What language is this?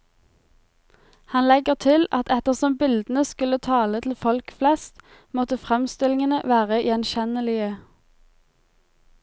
Norwegian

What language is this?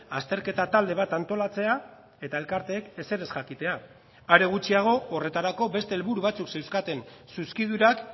Basque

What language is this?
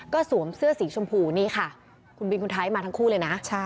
Thai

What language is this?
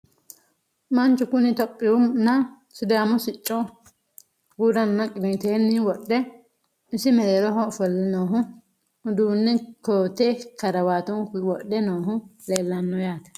Sidamo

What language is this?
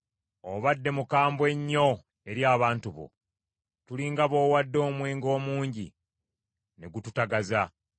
Ganda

